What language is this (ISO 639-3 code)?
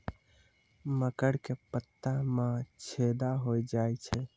mai